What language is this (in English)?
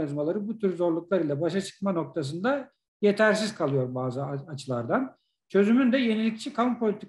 Turkish